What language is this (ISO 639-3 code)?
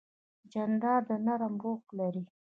pus